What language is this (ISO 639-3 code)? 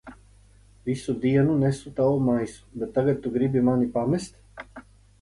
lav